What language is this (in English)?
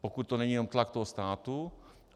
Czech